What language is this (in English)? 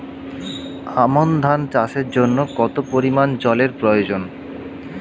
Bangla